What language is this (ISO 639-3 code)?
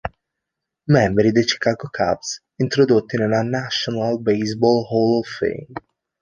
ita